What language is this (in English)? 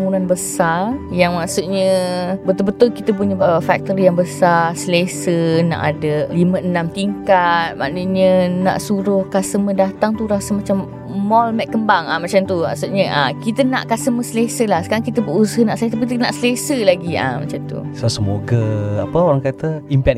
Malay